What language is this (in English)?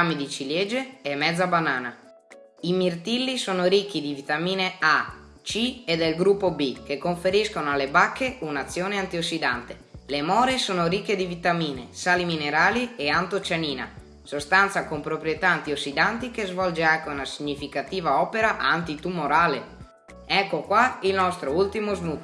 Italian